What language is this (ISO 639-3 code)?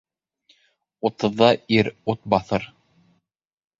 bak